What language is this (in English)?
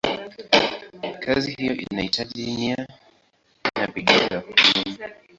Swahili